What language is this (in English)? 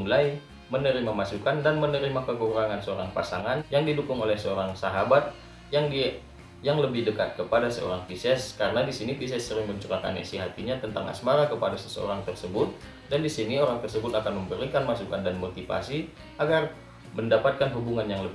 Indonesian